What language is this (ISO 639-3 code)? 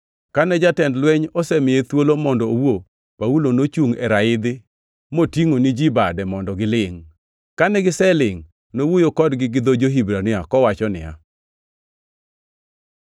luo